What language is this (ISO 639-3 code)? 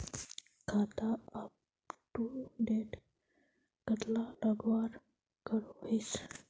mag